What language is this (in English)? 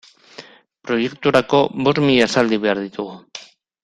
Basque